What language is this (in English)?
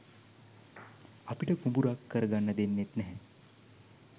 Sinhala